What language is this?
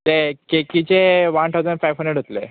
Konkani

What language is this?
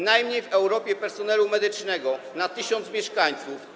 Polish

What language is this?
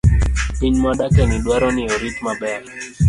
Luo (Kenya and Tanzania)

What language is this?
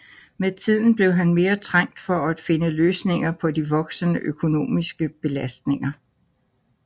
Danish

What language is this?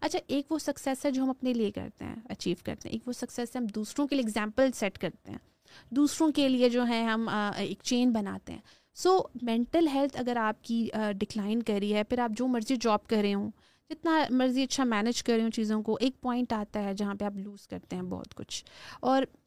Urdu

